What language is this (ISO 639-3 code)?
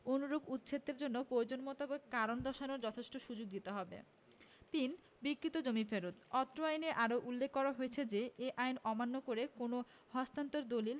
ben